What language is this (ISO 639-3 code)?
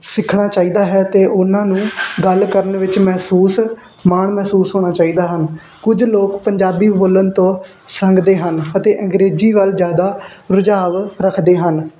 pan